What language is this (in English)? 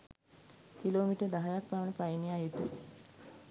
Sinhala